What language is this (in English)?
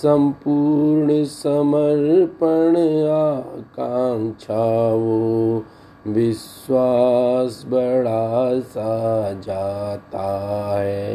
Hindi